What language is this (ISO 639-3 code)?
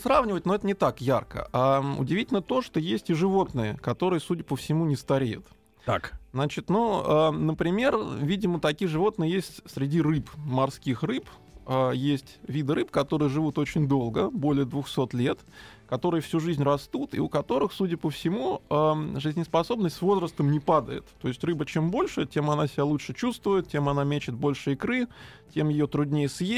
rus